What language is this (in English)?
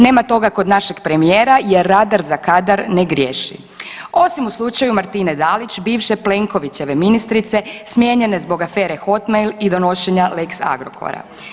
Croatian